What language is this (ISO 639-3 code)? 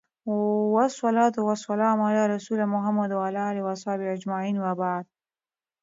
pus